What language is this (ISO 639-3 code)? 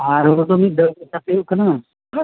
sat